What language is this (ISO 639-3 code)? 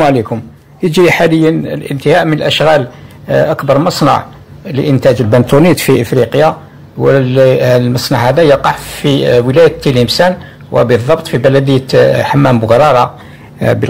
ara